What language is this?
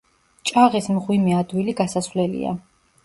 Georgian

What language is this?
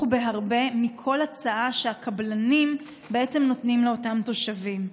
Hebrew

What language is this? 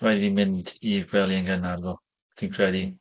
Welsh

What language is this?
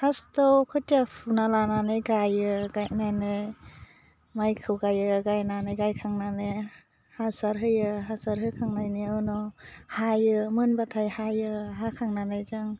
Bodo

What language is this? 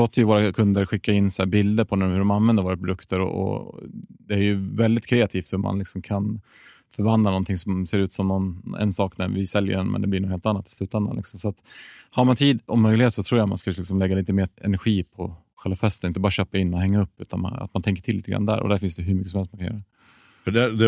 Swedish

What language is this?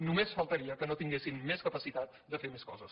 Catalan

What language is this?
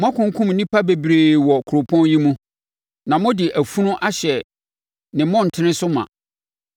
Akan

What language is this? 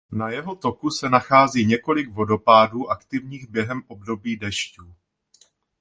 Czech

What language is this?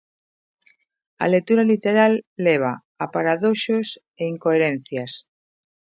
Galician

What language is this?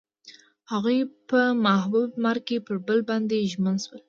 Pashto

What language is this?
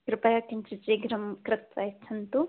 Sanskrit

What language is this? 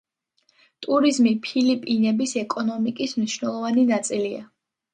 Georgian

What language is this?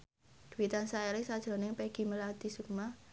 Javanese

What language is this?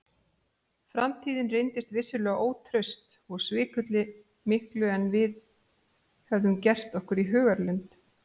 Icelandic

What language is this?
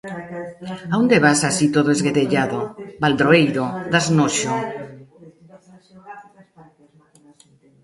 Galician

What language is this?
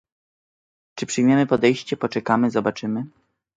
Polish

